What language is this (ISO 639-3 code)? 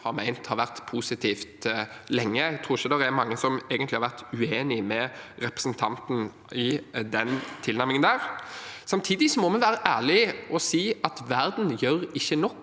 nor